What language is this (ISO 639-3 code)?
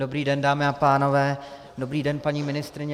ces